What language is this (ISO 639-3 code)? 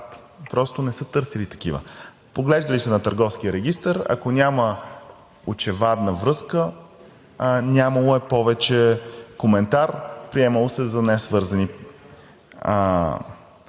bul